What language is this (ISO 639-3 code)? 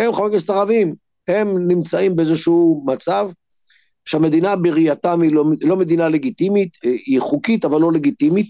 heb